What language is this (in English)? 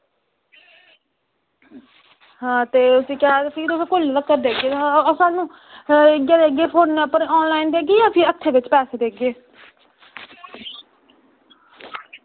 Dogri